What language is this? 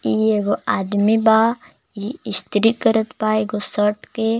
Bhojpuri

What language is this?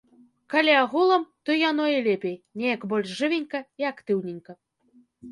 Belarusian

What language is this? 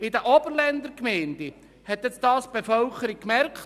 Swiss German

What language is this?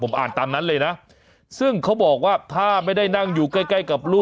Thai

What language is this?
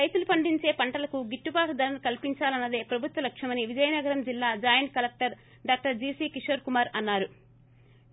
Telugu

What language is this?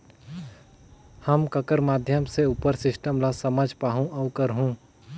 Chhattisgarhi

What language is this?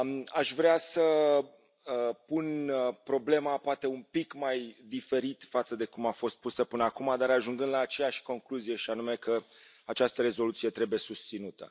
Romanian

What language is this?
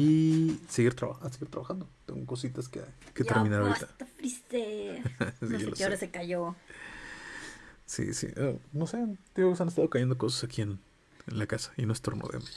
Spanish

